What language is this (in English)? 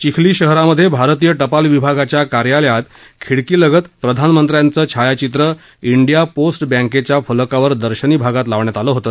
Marathi